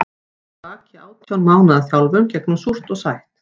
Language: Icelandic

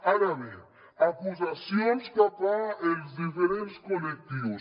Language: Catalan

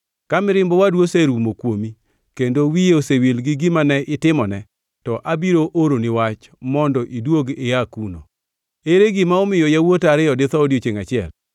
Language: Luo (Kenya and Tanzania)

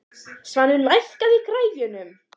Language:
Icelandic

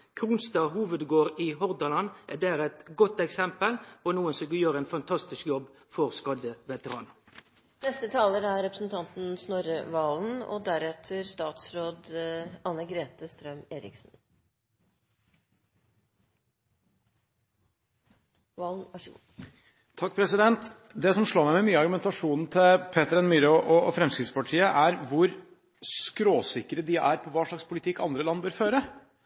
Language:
Norwegian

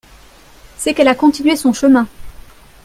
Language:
French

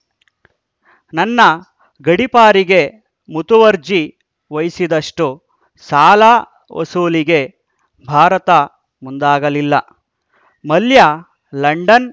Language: Kannada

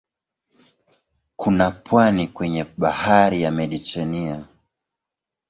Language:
Swahili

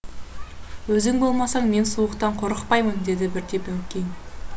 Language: Kazakh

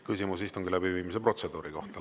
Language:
Estonian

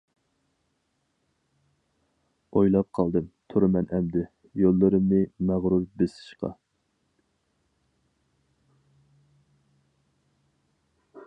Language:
Uyghur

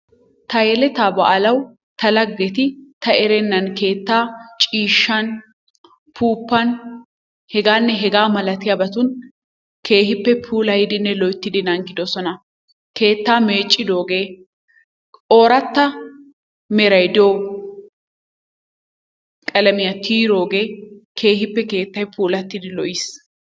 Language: Wolaytta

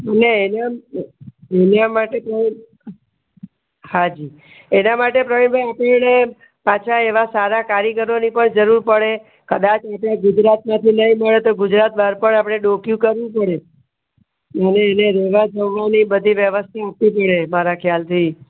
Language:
Gujarati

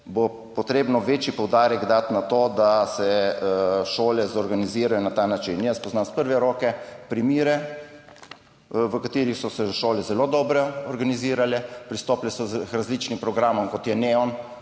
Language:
Slovenian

